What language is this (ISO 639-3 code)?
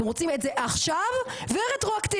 heb